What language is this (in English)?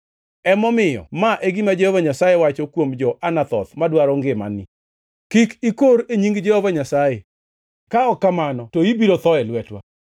Luo (Kenya and Tanzania)